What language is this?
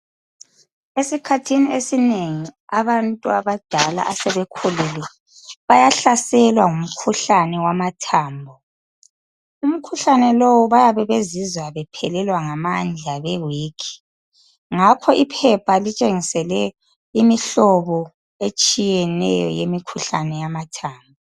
North Ndebele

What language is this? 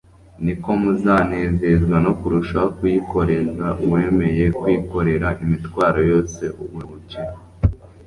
Kinyarwanda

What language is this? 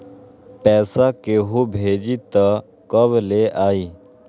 Magahi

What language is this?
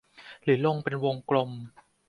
Thai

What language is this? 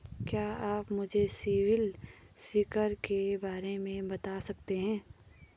Hindi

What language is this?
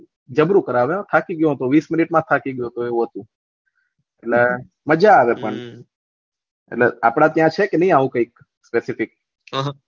Gujarati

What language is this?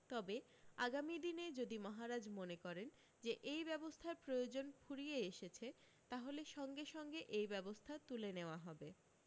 Bangla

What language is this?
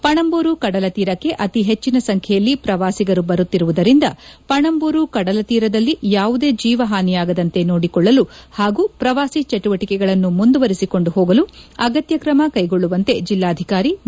Kannada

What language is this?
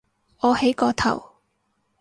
Cantonese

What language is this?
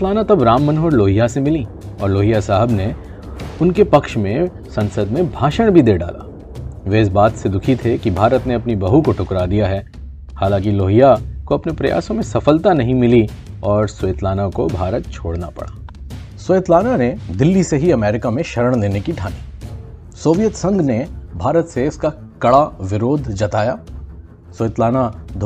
Hindi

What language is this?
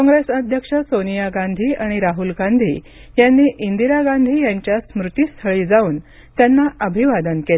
Marathi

